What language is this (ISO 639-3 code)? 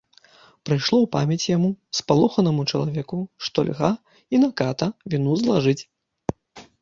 bel